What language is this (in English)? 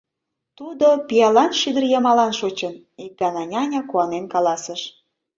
Mari